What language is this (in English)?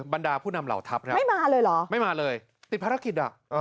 Thai